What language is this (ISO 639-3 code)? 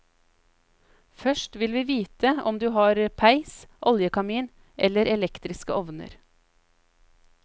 nor